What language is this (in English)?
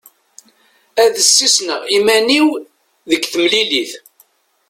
Kabyle